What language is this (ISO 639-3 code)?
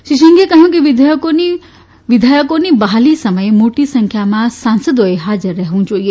guj